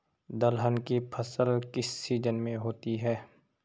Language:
Hindi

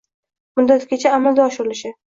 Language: Uzbek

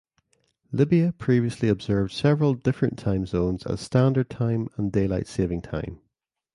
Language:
English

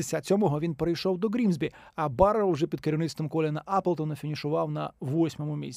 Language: Ukrainian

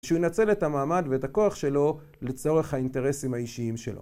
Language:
Hebrew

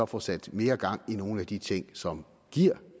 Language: Danish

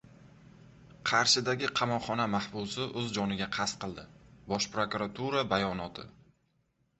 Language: Uzbek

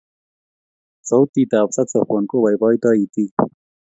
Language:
Kalenjin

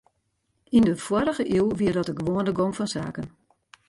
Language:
Western Frisian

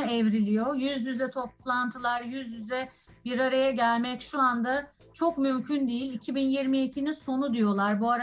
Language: Turkish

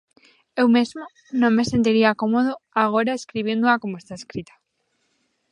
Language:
Galician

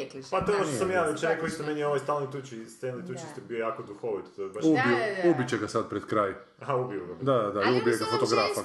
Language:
Croatian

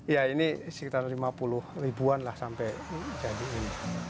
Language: Indonesian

